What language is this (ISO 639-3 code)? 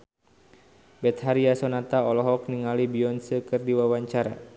sun